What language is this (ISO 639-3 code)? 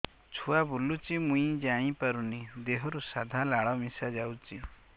ori